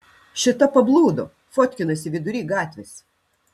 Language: Lithuanian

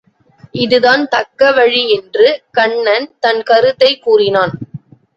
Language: Tamil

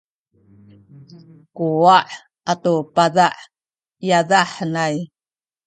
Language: Sakizaya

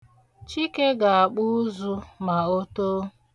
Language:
Igbo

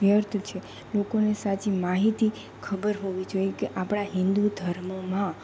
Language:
Gujarati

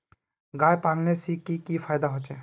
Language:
Magahi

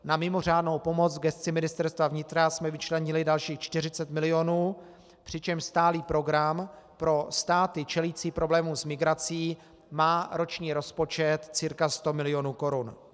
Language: Czech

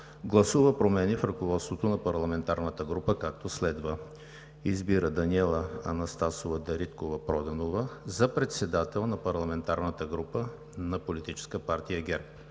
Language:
Bulgarian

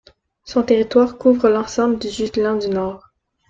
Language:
French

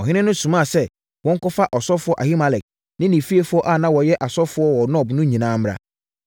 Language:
Akan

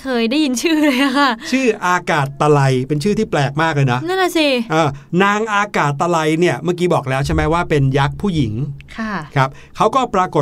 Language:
Thai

